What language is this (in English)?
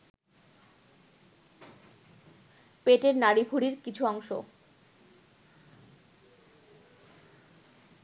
Bangla